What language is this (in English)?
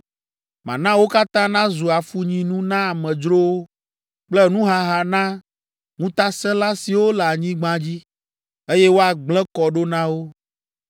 Ewe